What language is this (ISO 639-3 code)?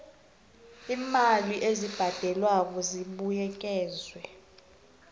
nbl